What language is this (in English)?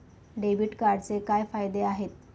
Marathi